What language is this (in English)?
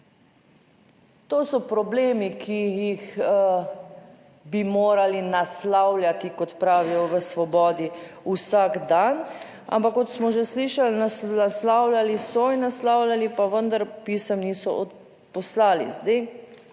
Slovenian